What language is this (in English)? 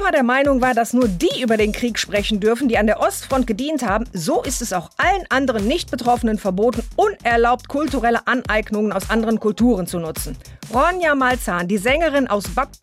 German